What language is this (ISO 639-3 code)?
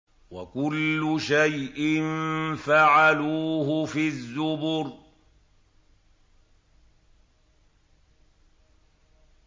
ara